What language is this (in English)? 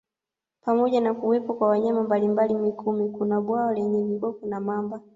Swahili